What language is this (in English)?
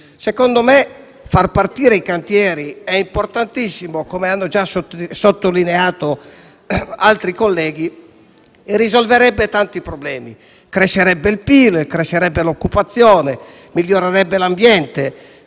Italian